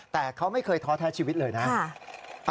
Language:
Thai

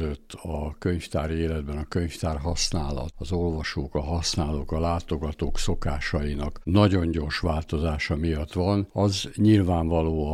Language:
Hungarian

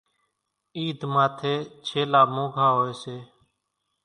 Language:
Kachi Koli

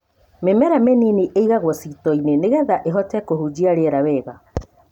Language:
Kikuyu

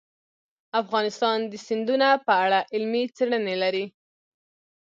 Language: Pashto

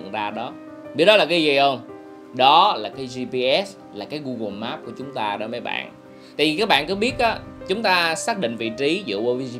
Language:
Vietnamese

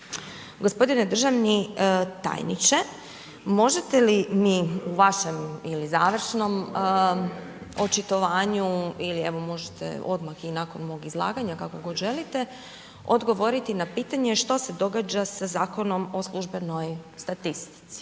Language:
Croatian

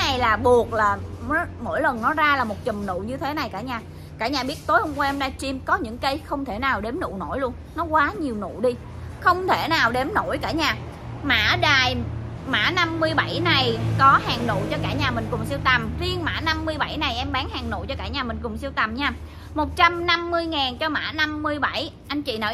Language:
Vietnamese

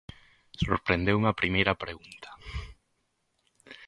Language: Galician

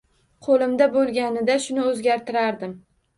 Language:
Uzbek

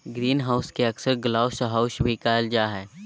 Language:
Magahi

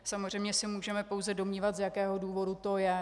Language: Czech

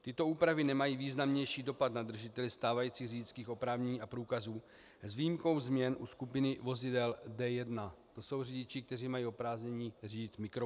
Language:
Czech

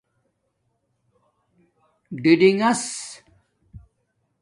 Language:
Domaaki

